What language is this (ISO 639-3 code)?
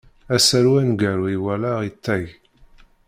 kab